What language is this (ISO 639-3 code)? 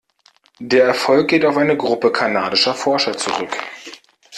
deu